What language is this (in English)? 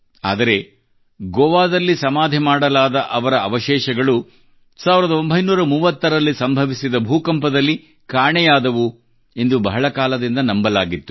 Kannada